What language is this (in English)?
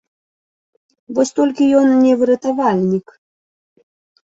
Belarusian